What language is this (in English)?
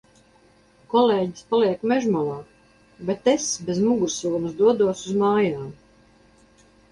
Latvian